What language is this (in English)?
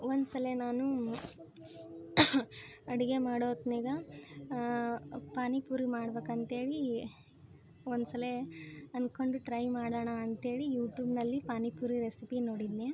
Kannada